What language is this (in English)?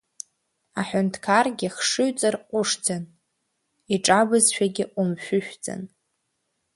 Abkhazian